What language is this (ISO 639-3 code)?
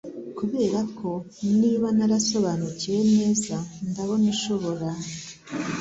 kin